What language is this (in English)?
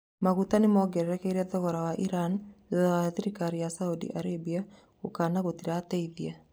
Kikuyu